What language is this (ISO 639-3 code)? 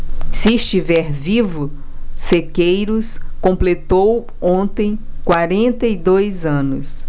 por